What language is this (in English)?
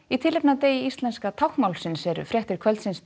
Icelandic